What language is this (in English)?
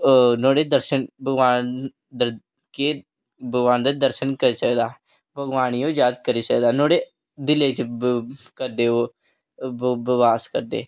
Dogri